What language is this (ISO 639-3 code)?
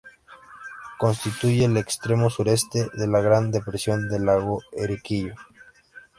spa